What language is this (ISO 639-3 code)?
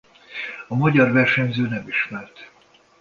hun